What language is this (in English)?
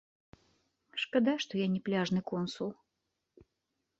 Belarusian